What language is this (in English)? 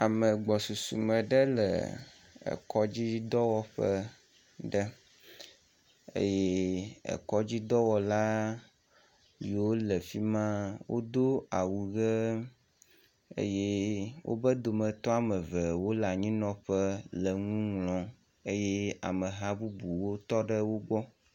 Ewe